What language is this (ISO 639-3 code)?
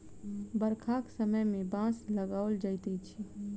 mai